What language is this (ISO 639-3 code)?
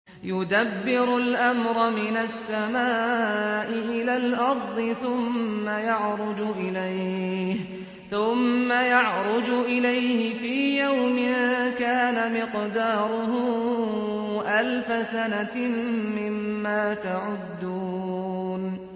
ara